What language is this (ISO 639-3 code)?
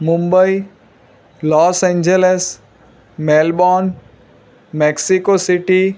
guj